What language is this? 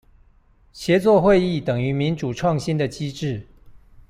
Chinese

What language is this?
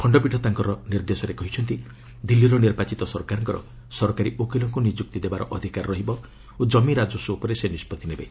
Odia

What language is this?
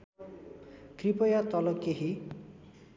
Nepali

